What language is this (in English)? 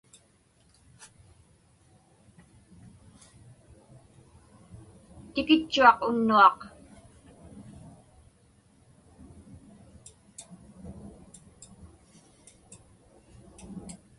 Inupiaq